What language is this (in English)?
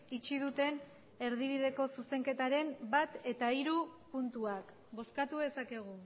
Basque